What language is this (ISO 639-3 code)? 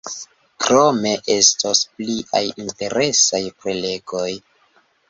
epo